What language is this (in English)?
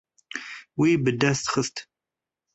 Kurdish